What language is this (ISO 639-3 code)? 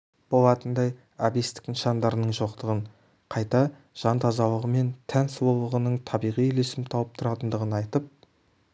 kaz